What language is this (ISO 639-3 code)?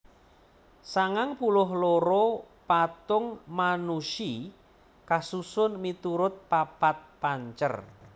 jav